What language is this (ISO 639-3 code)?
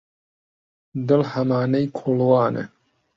ckb